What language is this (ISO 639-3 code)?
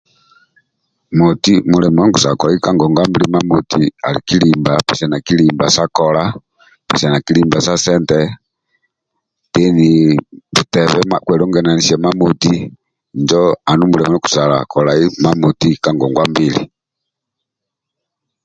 rwm